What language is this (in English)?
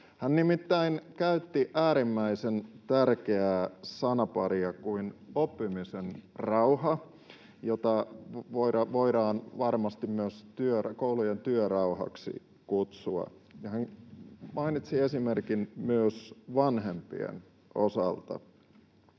Finnish